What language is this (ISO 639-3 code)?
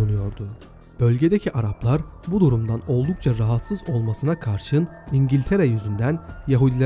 tur